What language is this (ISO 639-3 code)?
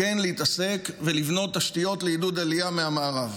heb